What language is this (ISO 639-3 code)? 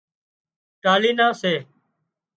kxp